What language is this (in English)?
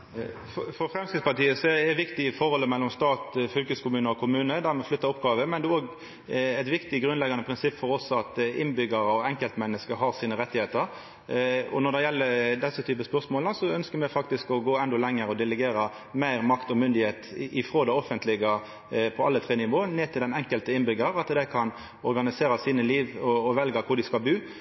Norwegian